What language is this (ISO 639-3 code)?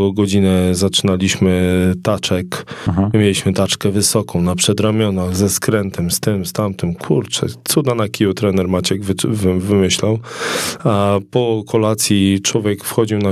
pol